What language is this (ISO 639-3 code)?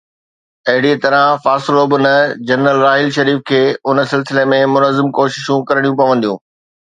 snd